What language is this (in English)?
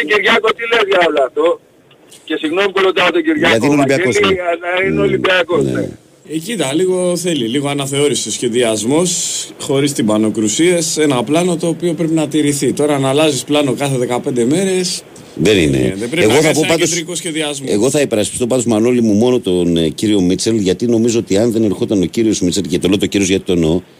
Greek